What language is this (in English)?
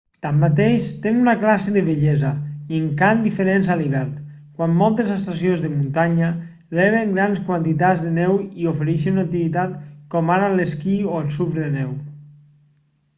Catalan